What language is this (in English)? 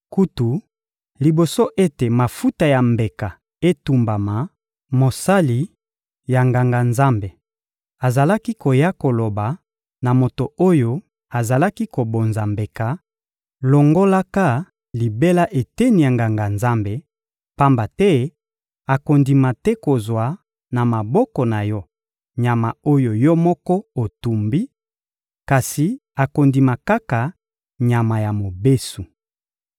Lingala